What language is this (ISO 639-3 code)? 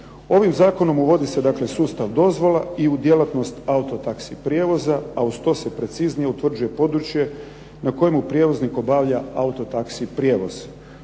hrv